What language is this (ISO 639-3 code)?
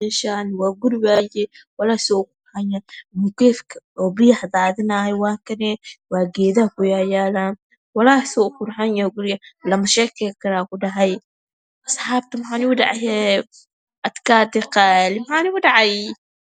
som